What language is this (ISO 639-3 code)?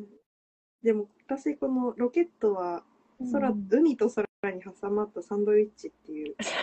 jpn